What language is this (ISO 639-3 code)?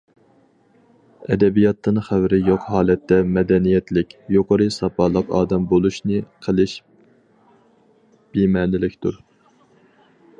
uig